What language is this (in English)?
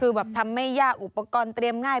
Thai